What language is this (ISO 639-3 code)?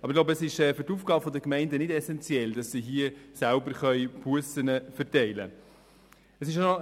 gsw